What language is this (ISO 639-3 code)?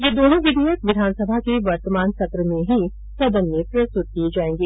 hin